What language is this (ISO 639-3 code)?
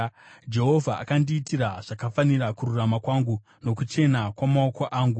sna